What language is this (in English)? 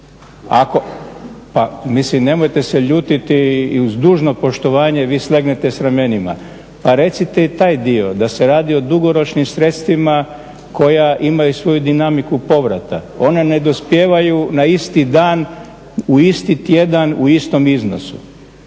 Croatian